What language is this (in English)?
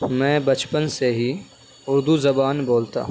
Urdu